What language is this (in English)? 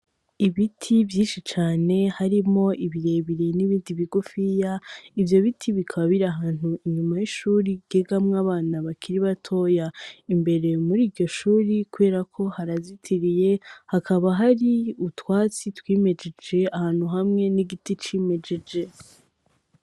Rundi